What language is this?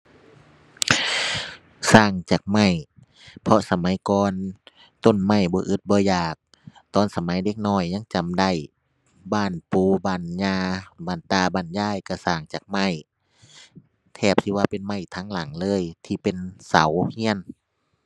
Thai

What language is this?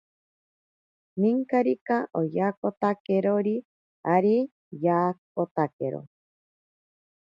Ashéninka Perené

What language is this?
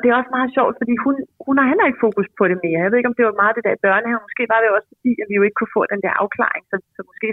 Danish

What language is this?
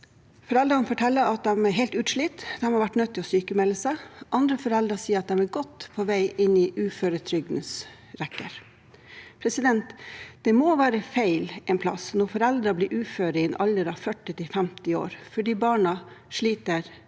Norwegian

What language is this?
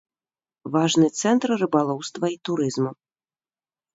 Belarusian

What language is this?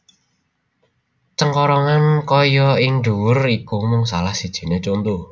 Javanese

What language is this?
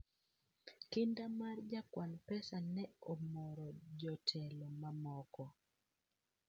Luo (Kenya and Tanzania)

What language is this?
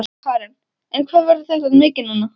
Icelandic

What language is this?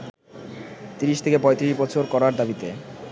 Bangla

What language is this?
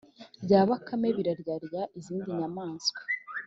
Kinyarwanda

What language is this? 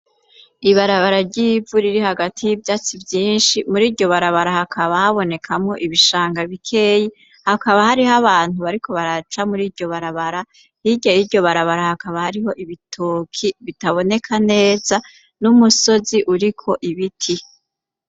Rundi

